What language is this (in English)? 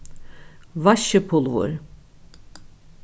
Faroese